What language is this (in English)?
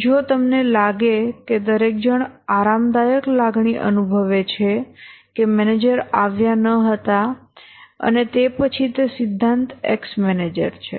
Gujarati